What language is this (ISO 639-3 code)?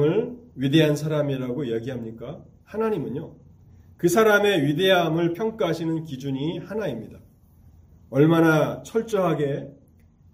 kor